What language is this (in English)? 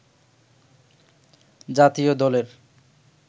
Bangla